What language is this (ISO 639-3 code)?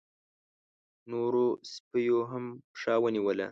pus